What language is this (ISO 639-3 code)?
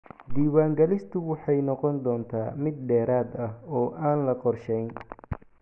som